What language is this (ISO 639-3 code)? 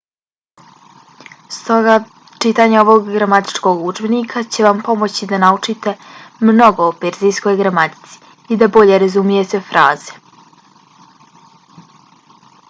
bos